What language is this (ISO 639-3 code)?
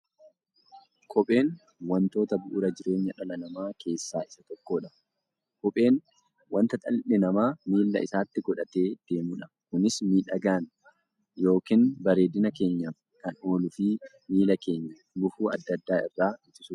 orm